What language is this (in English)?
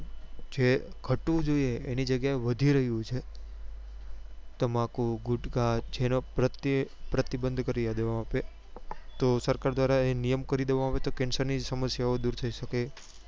Gujarati